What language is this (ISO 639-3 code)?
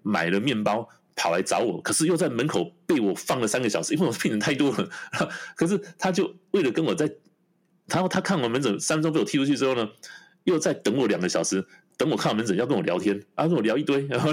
zho